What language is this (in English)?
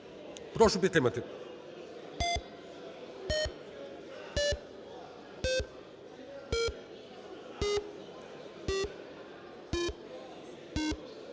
Ukrainian